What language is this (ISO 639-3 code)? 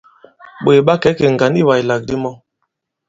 abb